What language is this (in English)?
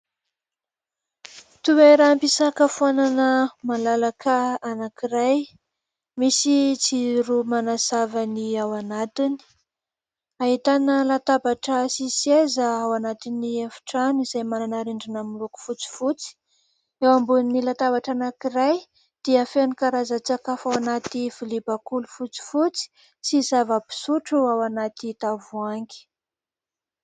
Malagasy